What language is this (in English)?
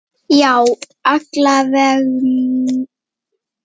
Icelandic